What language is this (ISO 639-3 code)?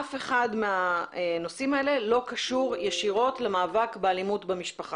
heb